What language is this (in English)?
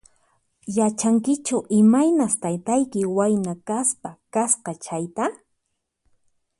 Puno Quechua